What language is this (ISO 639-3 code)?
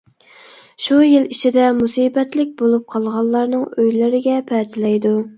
uig